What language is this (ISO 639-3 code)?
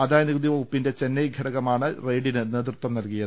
mal